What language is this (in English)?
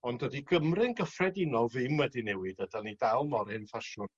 Welsh